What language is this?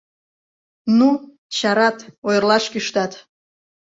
Mari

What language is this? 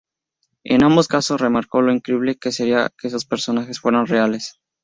Spanish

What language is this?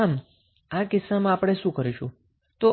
Gujarati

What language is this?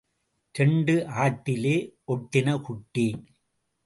Tamil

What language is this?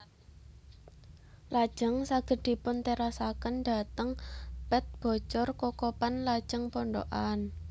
Javanese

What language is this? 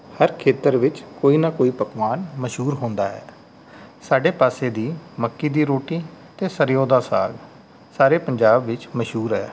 Punjabi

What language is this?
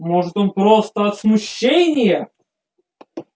Russian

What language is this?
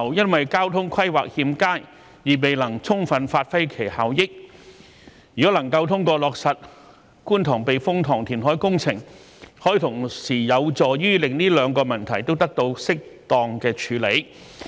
Cantonese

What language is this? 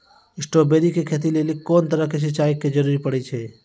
Maithili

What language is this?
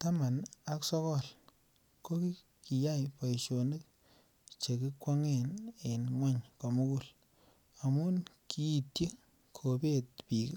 Kalenjin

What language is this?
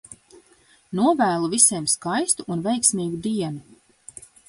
Latvian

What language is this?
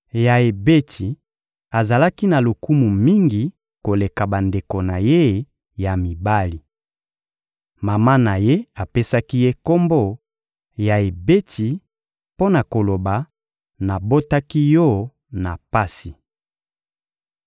Lingala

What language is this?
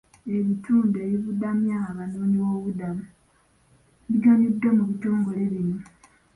Ganda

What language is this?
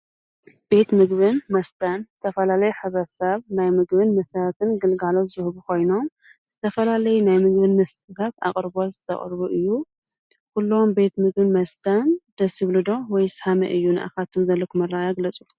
Tigrinya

